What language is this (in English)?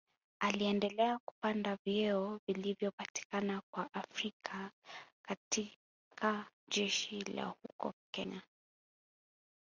Swahili